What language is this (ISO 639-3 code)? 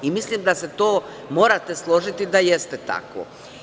srp